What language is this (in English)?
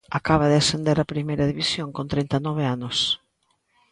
Galician